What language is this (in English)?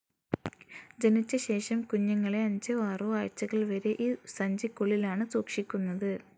Malayalam